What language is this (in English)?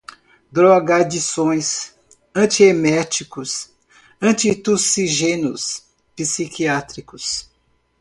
Portuguese